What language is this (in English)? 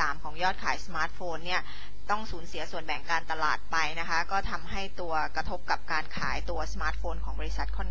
Thai